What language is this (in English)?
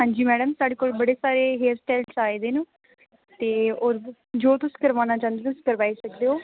Dogri